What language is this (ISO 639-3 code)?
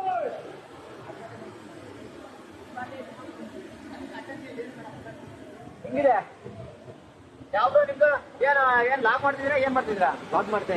kan